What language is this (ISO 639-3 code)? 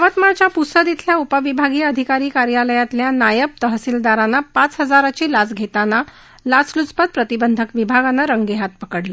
mar